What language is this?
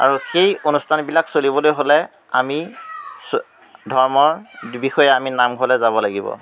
Assamese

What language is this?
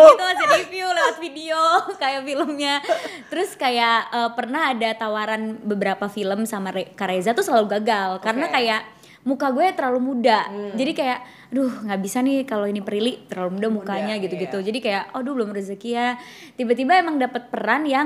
Indonesian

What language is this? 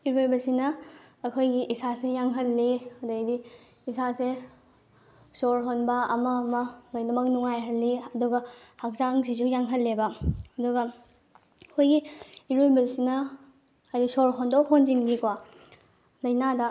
Manipuri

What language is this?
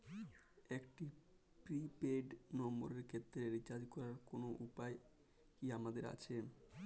Bangla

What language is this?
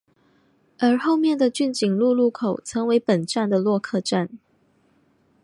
Chinese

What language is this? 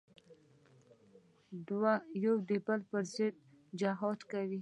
Pashto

